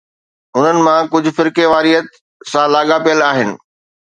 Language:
Sindhi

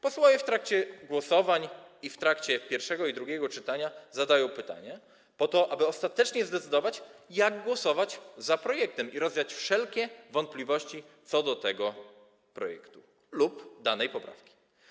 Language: Polish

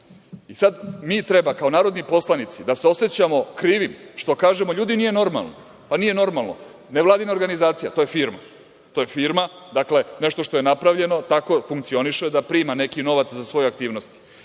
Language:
Serbian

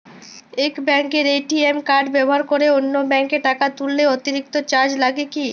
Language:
Bangla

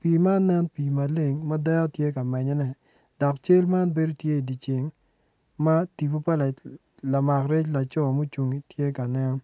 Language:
Acoli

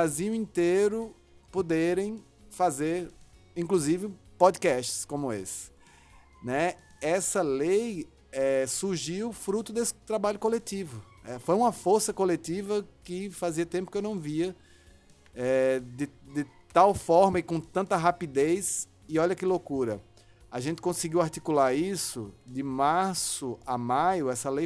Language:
Portuguese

